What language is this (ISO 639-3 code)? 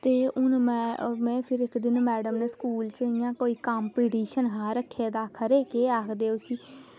doi